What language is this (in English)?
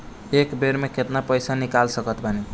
Bhojpuri